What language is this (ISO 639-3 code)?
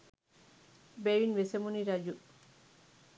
sin